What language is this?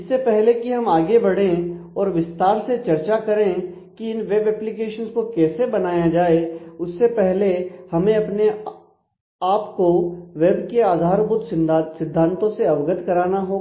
Hindi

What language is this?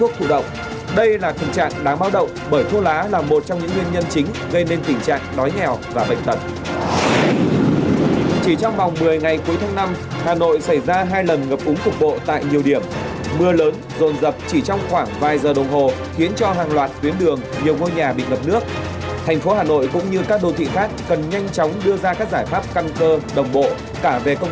Vietnamese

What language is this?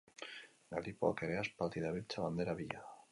Basque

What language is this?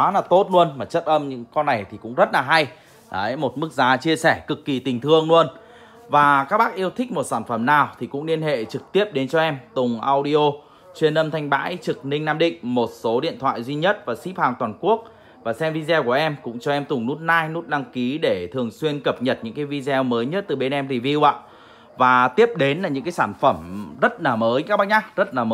Vietnamese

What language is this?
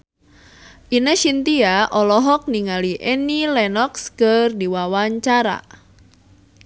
Sundanese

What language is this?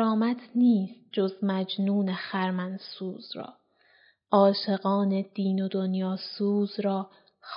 Persian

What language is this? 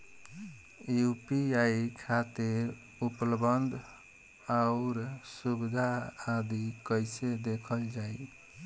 Bhojpuri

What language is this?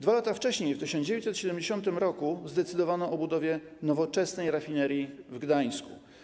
Polish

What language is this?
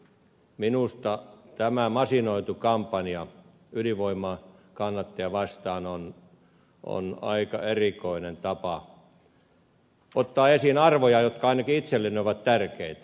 Finnish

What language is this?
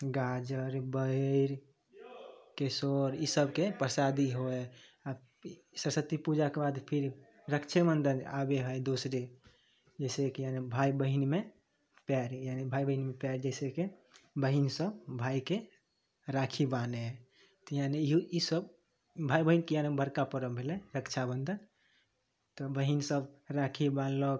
Maithili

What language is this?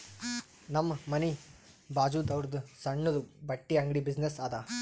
Kannada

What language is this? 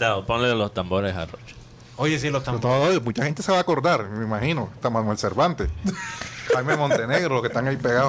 Spanish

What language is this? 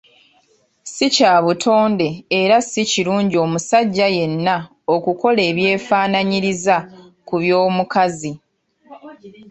Ganda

